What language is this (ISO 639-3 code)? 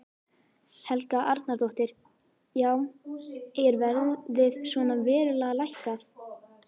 isl